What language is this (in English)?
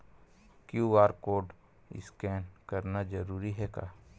Chhattisgarhi